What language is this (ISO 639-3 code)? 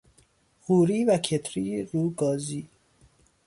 fas